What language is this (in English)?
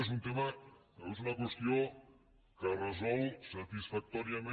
Catalan